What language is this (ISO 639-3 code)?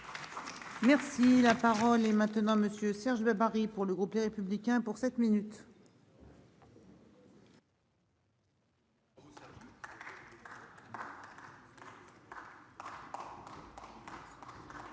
fra